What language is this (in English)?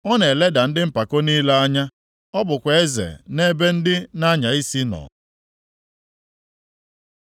Igbo